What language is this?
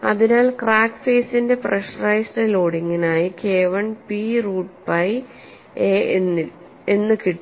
Malayalam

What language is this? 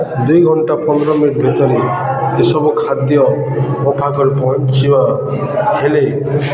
Odia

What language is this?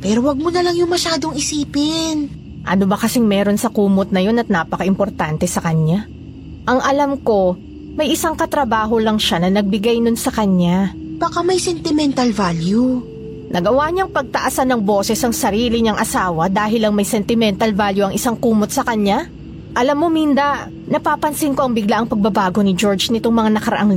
Filipino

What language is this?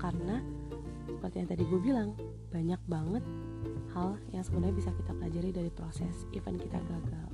Indonesian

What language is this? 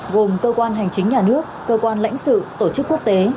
Vietnamese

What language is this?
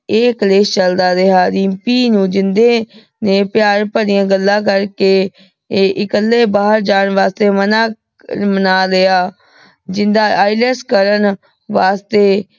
Punjabi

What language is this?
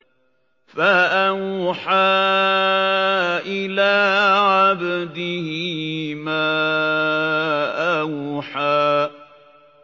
Arabic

